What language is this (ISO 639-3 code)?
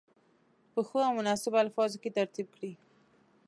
pus